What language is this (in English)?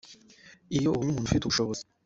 Kinyarwanda